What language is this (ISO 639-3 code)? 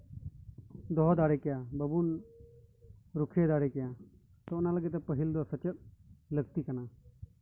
sat